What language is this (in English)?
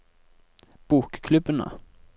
Norwegian